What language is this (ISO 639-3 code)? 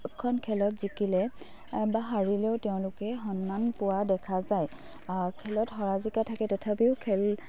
asm